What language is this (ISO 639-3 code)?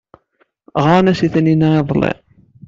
kab